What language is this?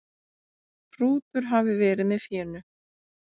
Icelandic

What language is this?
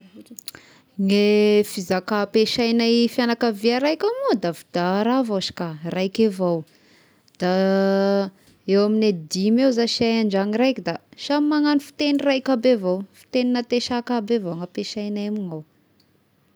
Tesaka Malagasy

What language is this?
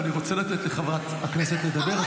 Hebrew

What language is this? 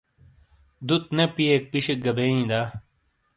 Shina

